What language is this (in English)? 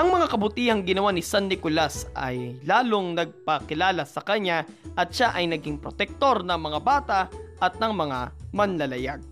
Filipino